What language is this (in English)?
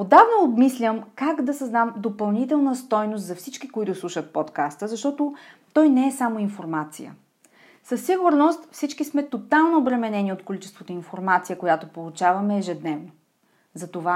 Bulgarian